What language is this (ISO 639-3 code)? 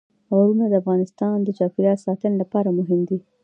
pus